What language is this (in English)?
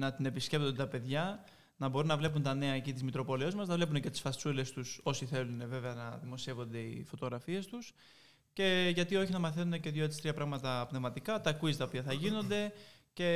Greek